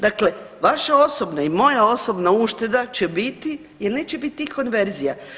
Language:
Croatian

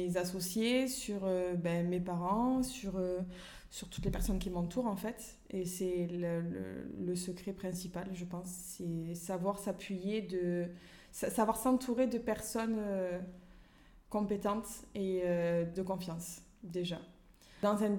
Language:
French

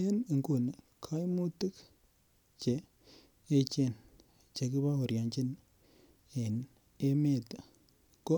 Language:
Kalenjin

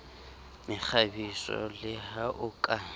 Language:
Southern Sotho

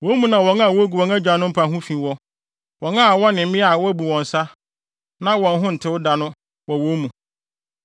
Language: Akan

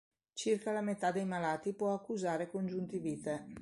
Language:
Italian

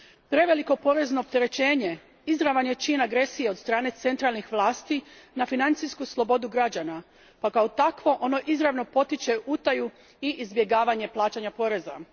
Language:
Croatian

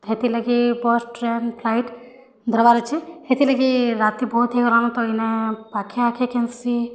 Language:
Odia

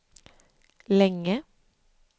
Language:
Swedish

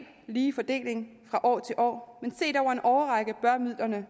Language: Danish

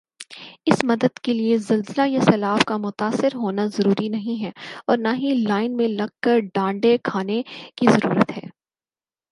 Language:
Urdu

